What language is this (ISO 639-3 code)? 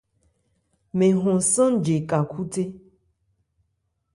ebr